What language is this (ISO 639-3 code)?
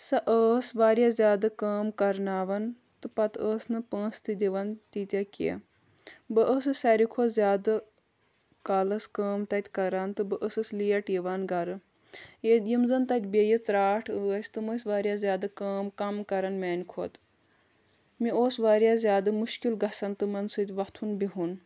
kas